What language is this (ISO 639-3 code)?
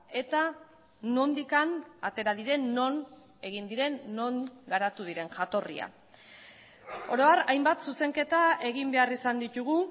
eus